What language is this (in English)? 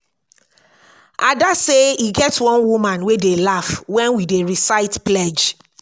Nigerian Pidgin